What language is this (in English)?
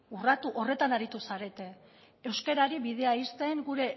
Basque